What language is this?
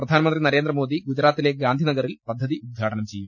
Malayalam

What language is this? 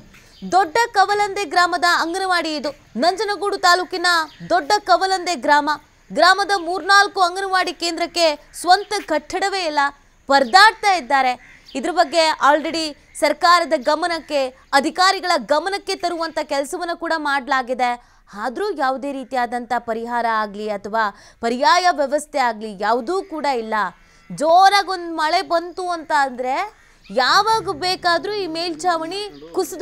Hindi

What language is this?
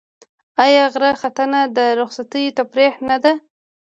Pashto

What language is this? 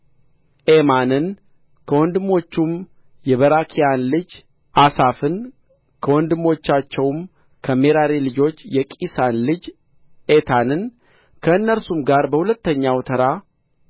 Amharic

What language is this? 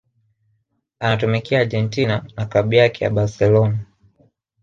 Swahili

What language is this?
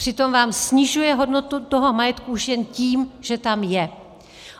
Czech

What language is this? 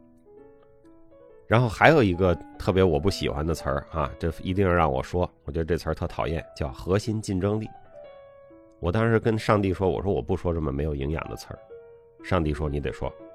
Chinese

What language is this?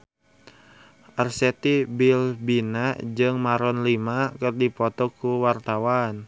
Sundanese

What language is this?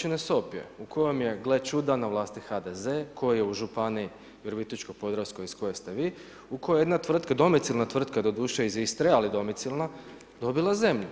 Croatian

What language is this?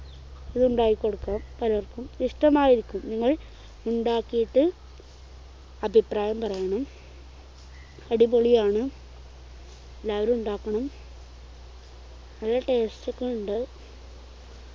Malayalam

